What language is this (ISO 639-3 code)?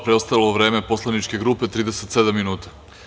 srp